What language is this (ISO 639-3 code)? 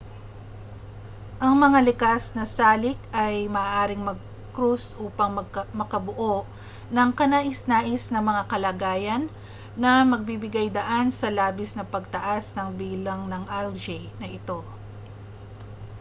fil